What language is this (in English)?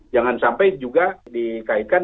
Indonesian